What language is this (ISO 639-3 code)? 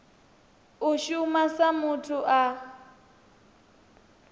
ven